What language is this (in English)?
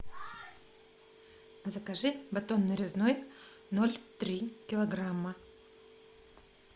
Russian